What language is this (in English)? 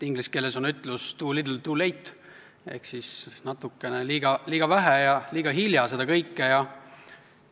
Estonian